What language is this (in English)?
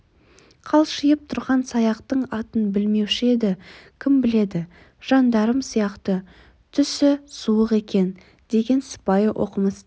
Kazakh